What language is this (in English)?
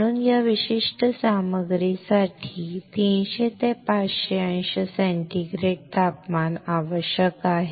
Marathi